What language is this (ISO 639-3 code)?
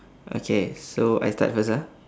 eng